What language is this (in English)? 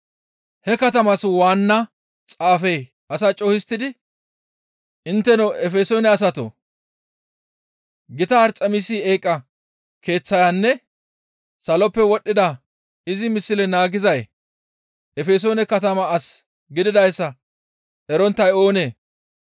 Gamo